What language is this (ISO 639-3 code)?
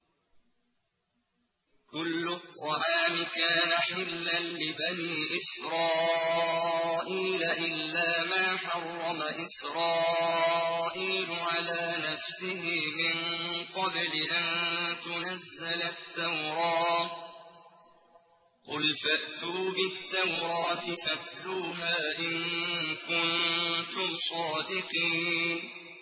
ara